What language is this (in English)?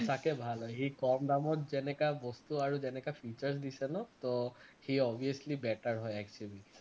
Assamese